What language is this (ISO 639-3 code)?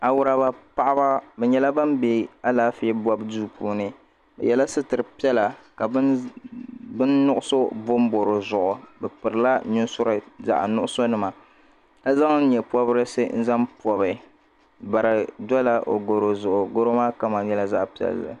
dag